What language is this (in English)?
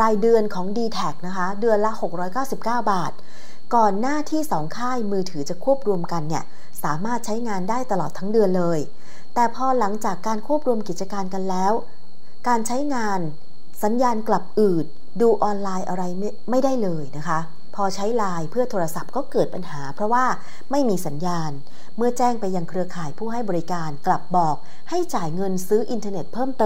Thai